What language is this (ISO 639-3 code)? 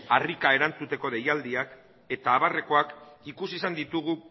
eus